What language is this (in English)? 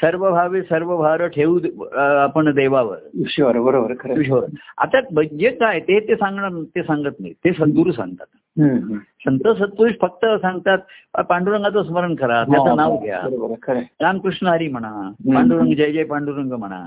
Marathi